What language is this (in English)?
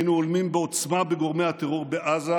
Hebrew